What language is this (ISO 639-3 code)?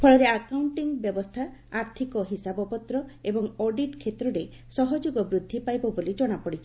ori